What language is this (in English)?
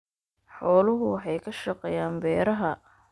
Somali